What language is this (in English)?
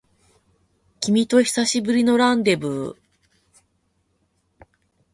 Japanese